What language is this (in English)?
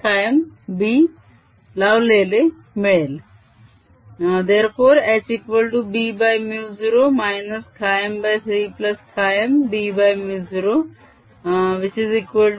Marathi